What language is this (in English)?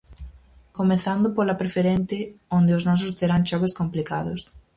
Galician